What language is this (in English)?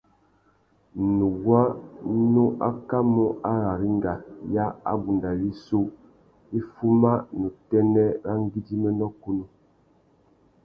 Tuki